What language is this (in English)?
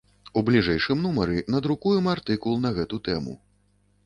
Belarusian